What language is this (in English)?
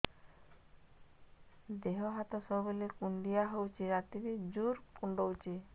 Odia